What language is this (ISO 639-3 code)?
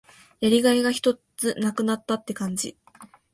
jpn